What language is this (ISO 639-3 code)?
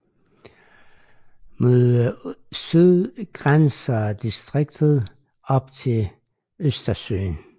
dan